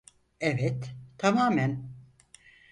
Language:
Turkish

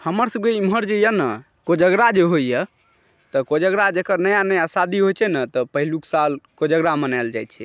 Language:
Maithili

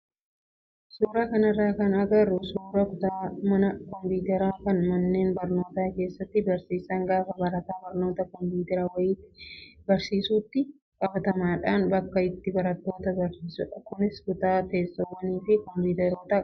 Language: Oromo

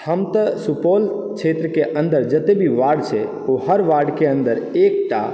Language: Maithili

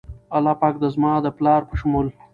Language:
Pashto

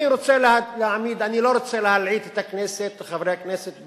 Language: Hebrew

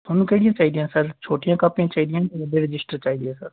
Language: Punjabi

